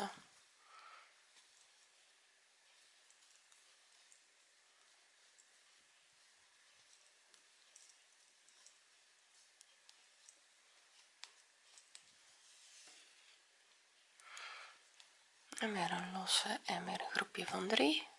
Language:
Dutch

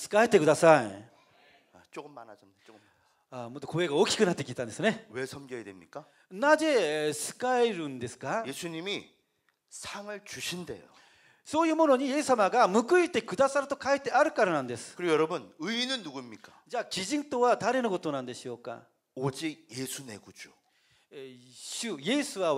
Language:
Korean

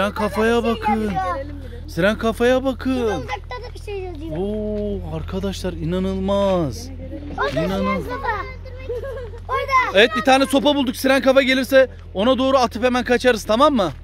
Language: Turkish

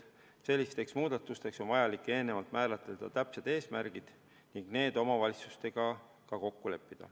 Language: Estonian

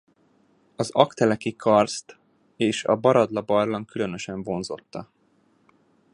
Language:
Hungarian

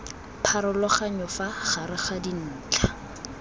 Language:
Tswana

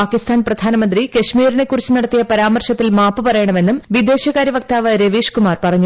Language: Malayalam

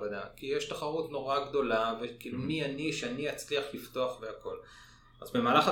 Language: Hebrew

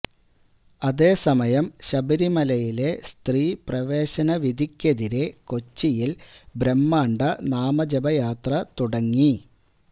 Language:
Malayalam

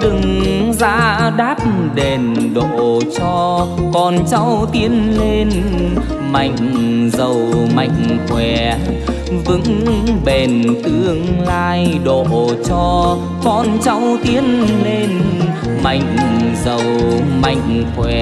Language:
Vietnamese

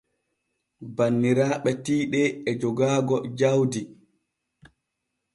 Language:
Borgu Fulfulde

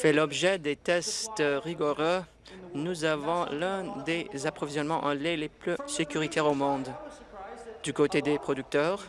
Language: French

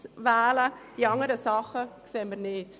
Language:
Swiss German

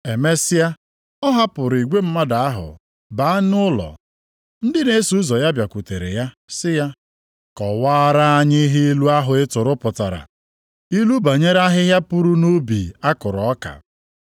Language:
Igbo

